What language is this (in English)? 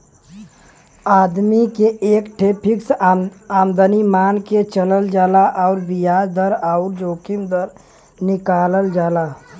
Bhojpuri